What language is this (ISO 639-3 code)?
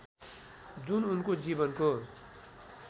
nep